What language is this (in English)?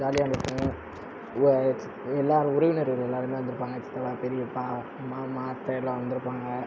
Tamil